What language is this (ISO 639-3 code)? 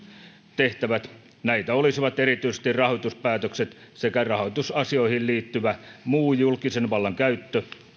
fin